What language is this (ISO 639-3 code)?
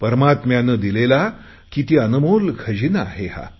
mar